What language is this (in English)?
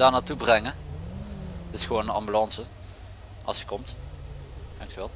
Dutch